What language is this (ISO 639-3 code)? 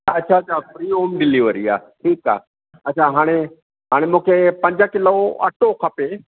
snd